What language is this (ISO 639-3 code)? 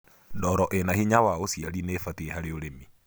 kik